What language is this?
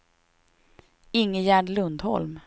Swedish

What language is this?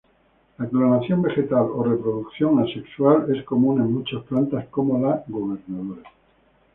Spanish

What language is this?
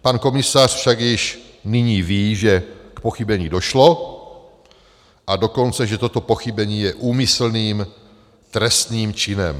Czech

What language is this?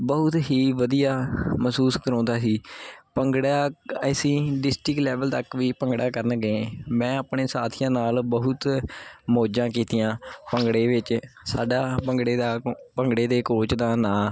Punjabi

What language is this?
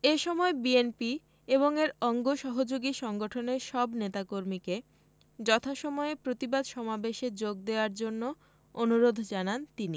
Bangla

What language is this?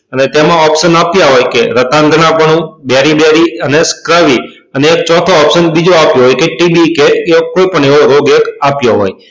Gujarati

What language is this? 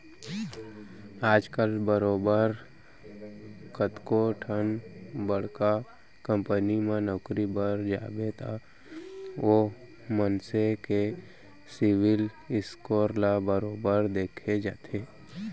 Chhattisgarhi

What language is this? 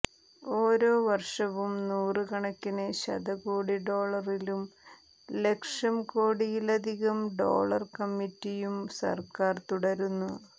Malayalam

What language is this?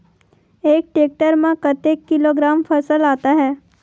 Chhattisgarhi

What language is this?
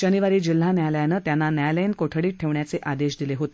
Marathi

